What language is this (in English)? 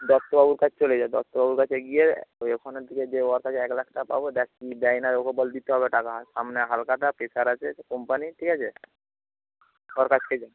Bangla